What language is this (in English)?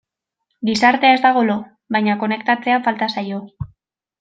Basque